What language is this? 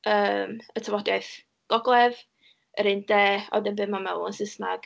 Welsh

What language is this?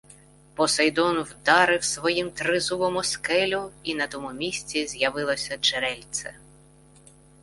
Ukrainian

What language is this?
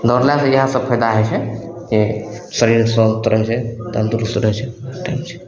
Maithili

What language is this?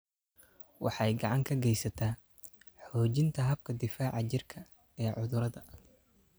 Somali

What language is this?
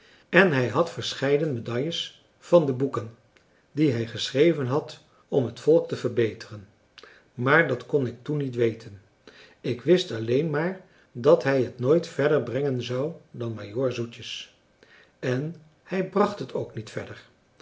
Dutch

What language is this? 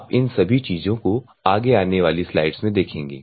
Hindi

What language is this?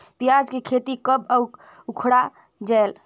Chhattisgarhi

